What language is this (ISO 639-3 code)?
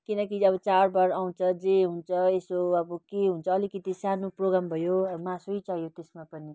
nep